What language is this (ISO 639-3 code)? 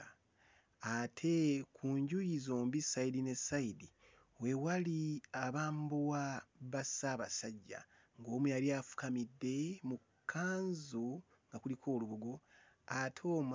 lug